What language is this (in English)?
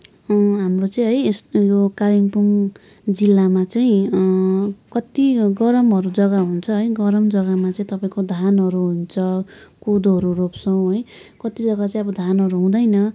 Nepali